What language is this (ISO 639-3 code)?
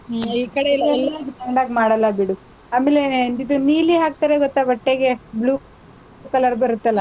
kan